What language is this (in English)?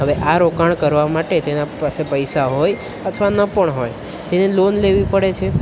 Gujarati